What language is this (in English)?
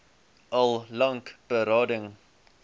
Afrikaans